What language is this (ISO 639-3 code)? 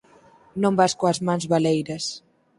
glg